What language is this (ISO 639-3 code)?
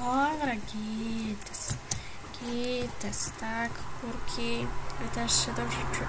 pol